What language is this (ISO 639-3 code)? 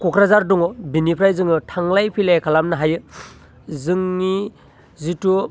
brx